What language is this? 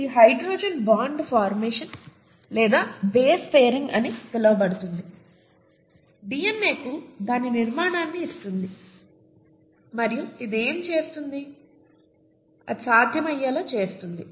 Telugu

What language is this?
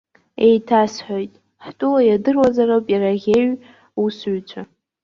Abkhazian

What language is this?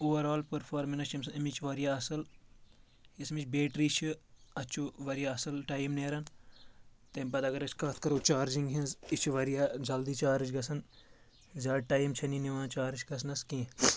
Kashmiri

